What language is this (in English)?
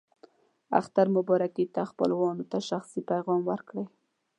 Pashto